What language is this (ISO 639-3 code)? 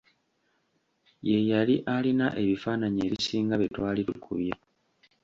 lug